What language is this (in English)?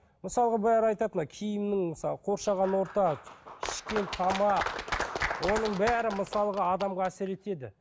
Kazakh